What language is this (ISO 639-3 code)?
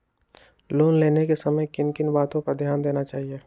mag